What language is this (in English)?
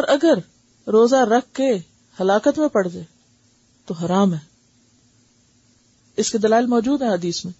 Urdu